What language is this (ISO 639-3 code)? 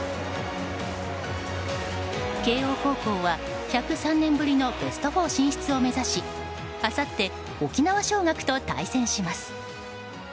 jpn